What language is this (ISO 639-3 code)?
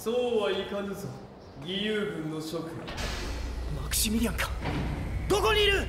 jpn